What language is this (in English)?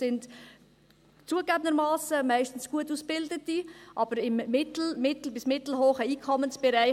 Swiss German